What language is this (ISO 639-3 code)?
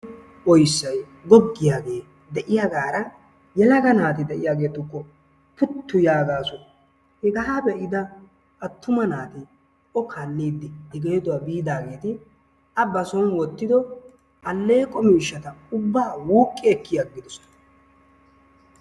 wal